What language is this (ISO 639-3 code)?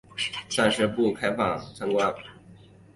zho